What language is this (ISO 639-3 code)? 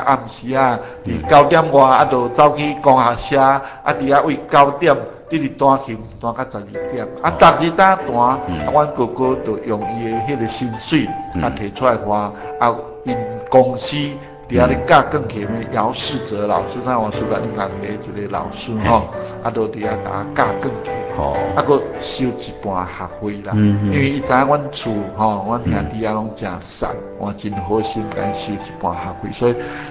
zho